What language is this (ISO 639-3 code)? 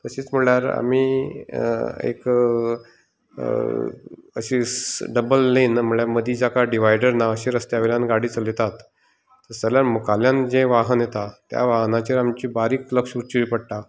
kok